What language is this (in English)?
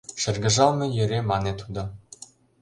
Mari